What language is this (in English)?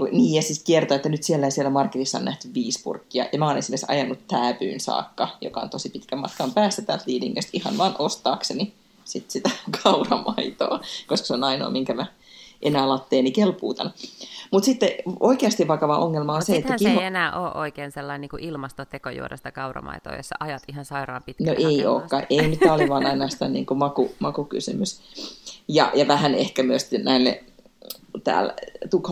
Finnish